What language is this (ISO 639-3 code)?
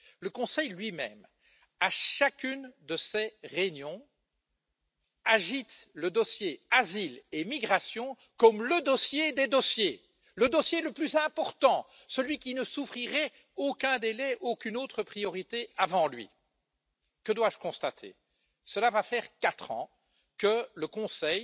fra